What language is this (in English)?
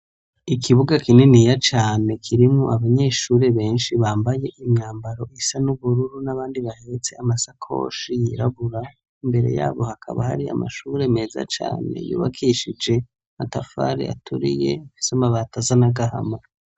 Rundi